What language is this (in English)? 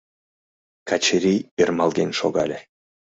Mari